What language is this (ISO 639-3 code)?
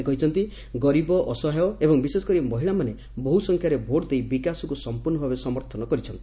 ori